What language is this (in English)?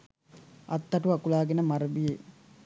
Sinhala